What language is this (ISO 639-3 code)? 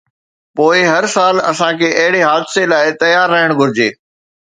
snd